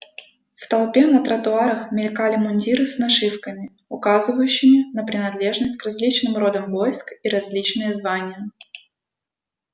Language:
Russian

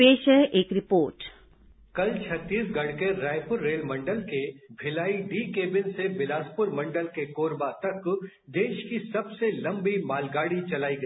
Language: Hindi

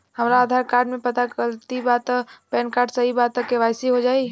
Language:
Bhojpuri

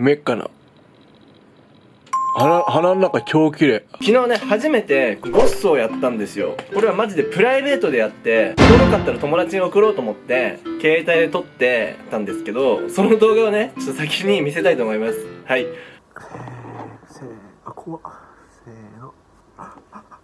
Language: Japanese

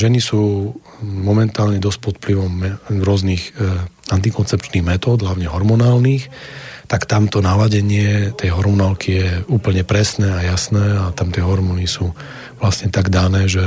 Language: Slovak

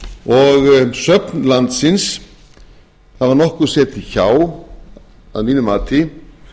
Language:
Icelandic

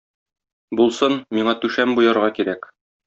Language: Tatar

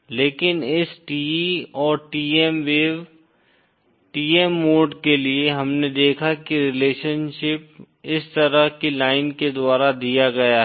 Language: Hindi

